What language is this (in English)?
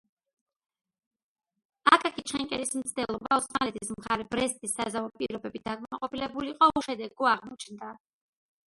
Georgian